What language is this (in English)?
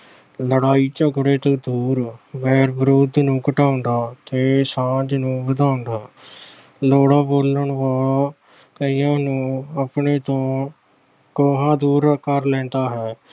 Punjabi